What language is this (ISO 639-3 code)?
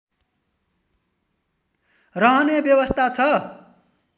nep